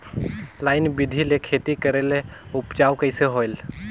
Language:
Chhattisgarhi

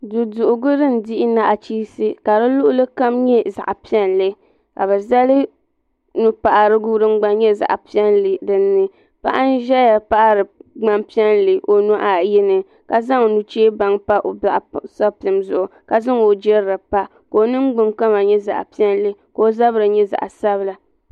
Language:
Dagbani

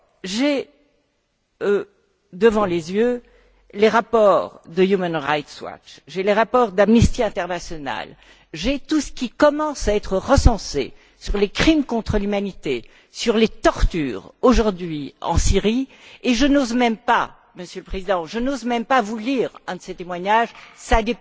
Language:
French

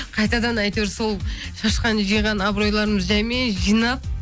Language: Kazakh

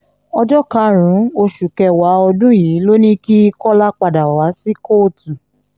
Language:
Yoruba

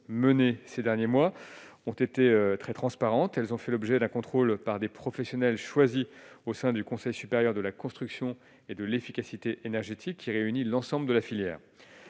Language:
French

